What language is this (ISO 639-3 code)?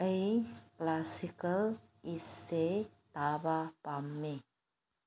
mni